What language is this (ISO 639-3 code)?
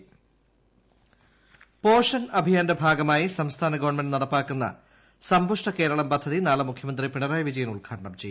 mal